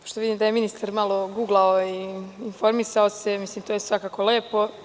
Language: Serbian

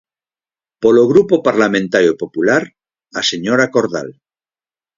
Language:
Galician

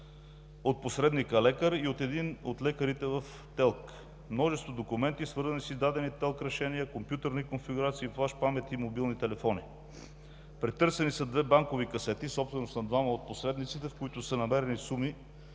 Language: Bulgarian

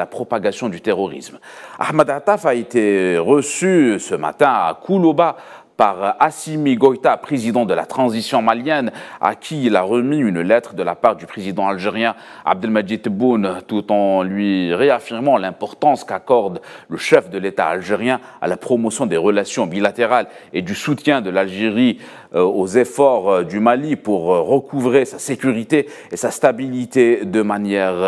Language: French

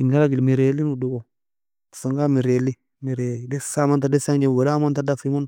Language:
Nobiin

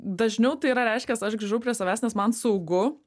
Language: Lithuanian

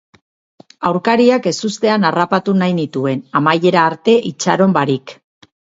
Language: Basque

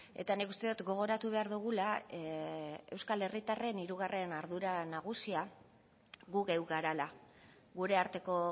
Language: Basque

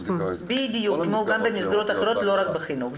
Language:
Hebrew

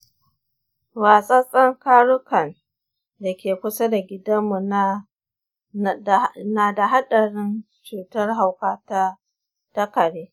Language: Hausa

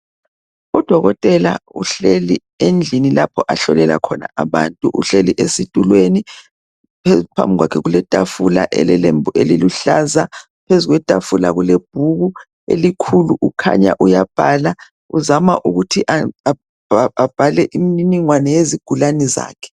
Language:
North Ndebele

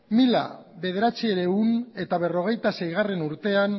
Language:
Basque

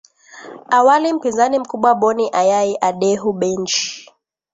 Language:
Swahili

